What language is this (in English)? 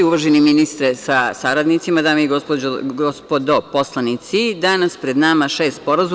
Serbian